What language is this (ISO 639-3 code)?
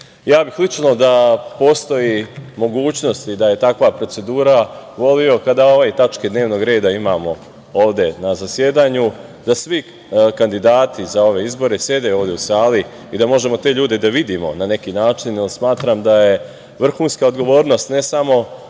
srp